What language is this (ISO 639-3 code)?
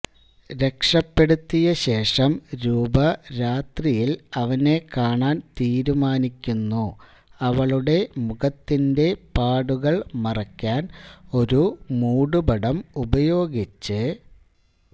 mal